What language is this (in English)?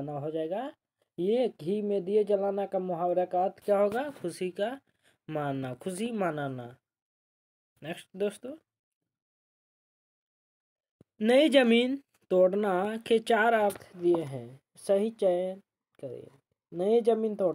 Hindi